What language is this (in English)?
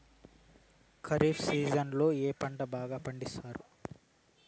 Telugu